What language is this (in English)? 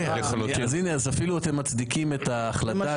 Hebrew